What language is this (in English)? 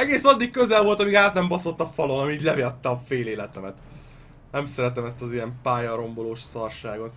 Hungarian